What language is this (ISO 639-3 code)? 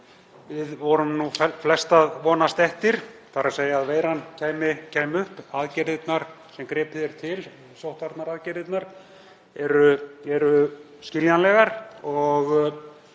isl